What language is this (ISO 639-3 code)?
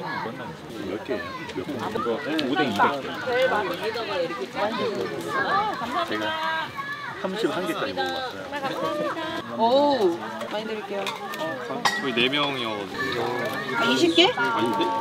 kor